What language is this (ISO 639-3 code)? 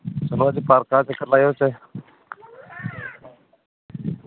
doi